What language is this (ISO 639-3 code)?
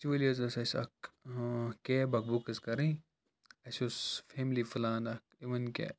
kas